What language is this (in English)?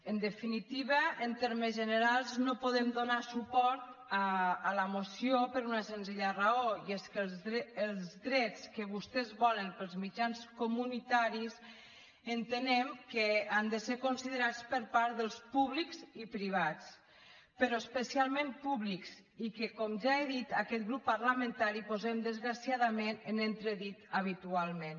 Catalan